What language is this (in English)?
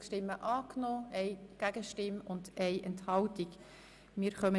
Swiss German